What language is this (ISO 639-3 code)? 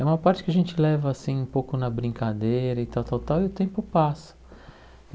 por